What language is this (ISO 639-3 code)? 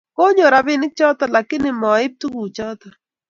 kln